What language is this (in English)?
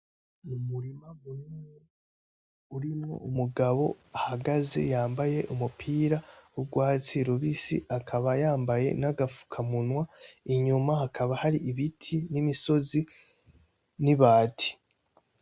Rundi